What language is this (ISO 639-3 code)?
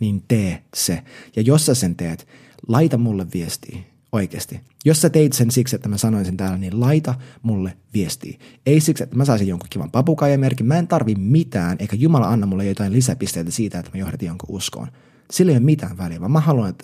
fin